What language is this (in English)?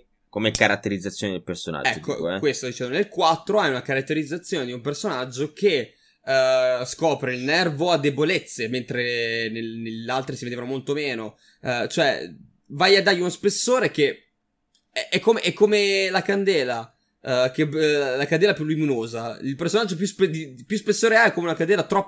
Italian